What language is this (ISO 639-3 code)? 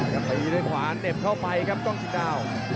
tha